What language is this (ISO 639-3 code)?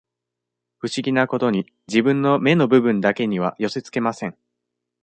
jpn